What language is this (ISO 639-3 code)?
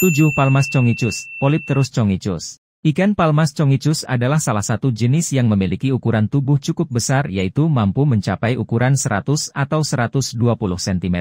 ind